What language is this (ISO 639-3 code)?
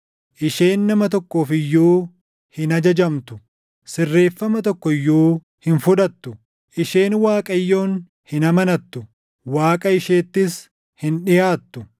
orm